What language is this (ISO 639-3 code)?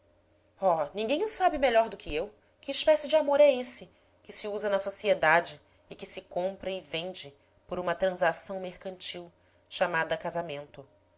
por